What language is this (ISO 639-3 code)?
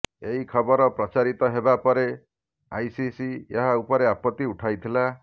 ori